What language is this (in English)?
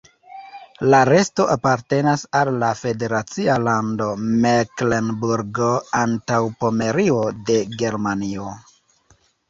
Esperanto